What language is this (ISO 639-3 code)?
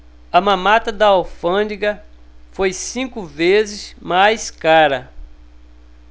por